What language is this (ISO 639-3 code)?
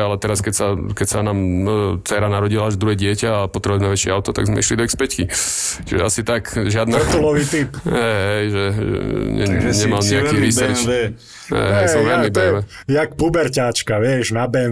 slk